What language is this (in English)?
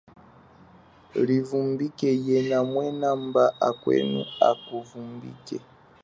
Chokwe